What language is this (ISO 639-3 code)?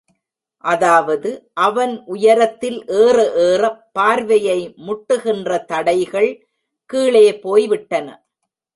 tam